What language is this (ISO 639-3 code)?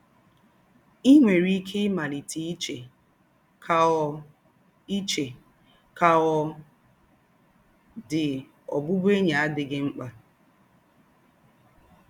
ibo